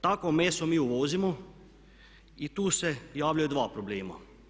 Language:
Croatian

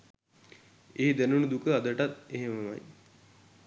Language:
Sinhala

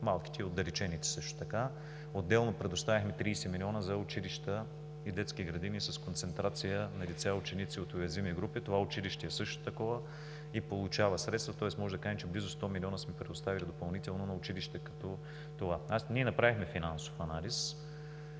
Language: Bulgarian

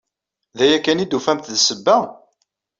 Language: Kabyle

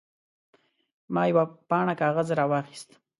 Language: Pashto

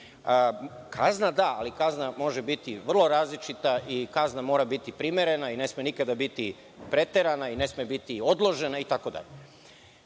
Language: Serbian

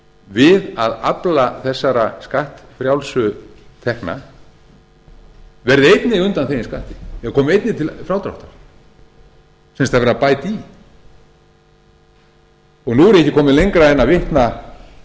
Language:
Icelandic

